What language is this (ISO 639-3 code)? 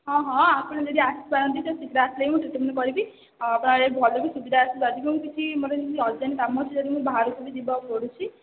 ori